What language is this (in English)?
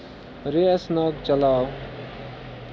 Kashmiri